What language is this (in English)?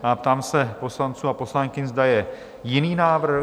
Czech